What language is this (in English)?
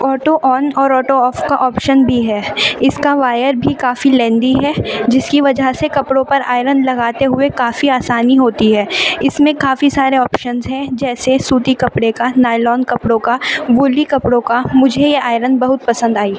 Urdu